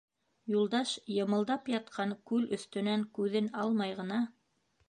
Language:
Bashkir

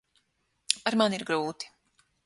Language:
Latvian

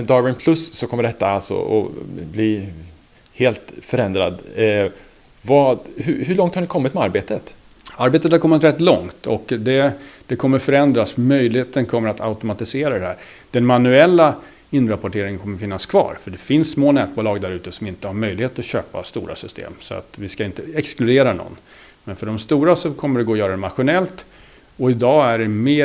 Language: Swedish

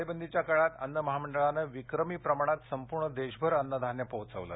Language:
Marathi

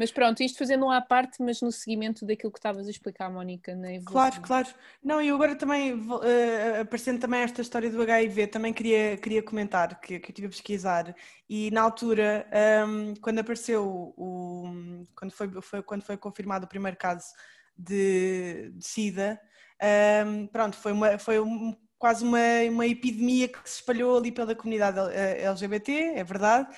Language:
Portuguese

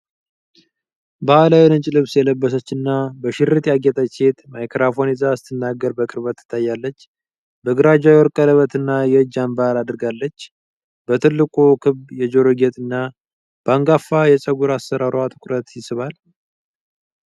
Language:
Amharic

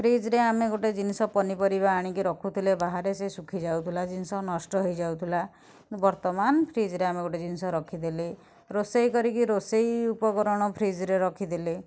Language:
Odia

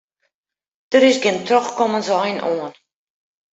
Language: Western Frisian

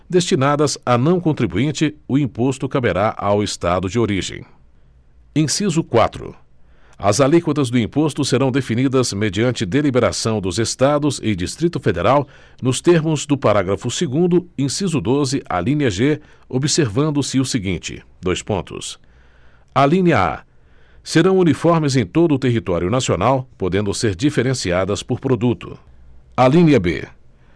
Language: Portuguese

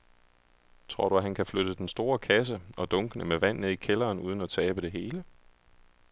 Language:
Danish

